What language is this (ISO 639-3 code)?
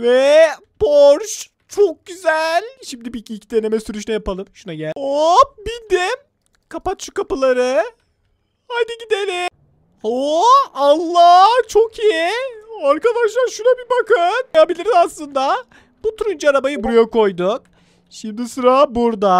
tur